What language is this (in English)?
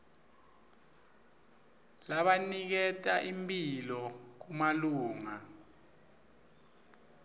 Swati